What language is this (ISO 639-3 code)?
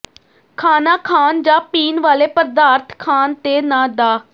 pan